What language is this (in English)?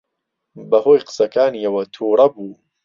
Central Kurdish